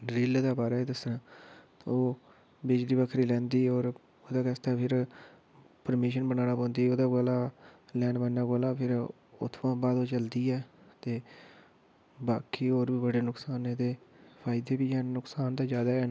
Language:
Dogri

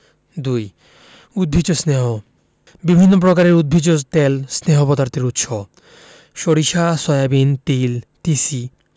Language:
Bangla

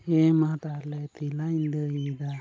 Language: Santali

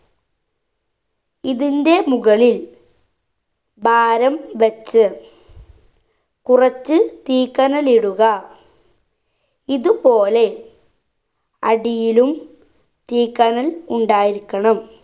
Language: Malayalam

